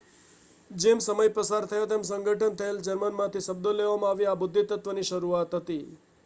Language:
Gujarati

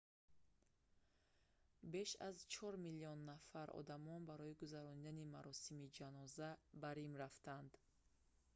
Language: Tajik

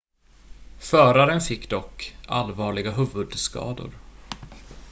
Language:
Swedish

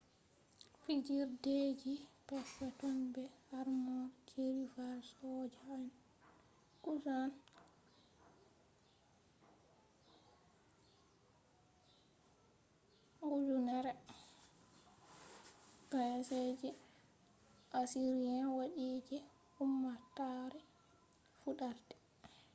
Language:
Fula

